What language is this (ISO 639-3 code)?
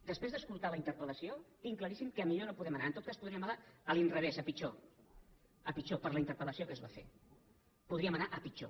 cat